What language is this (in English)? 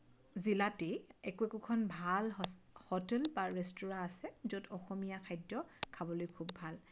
Assamese